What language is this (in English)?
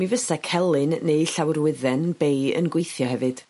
Welsh